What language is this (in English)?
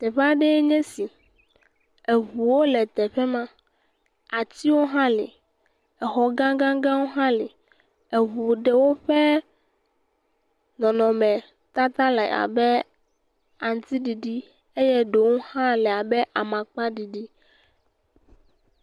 Ewe